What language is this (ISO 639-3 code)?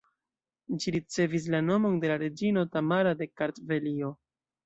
epo